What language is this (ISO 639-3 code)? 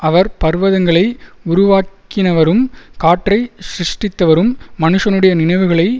tam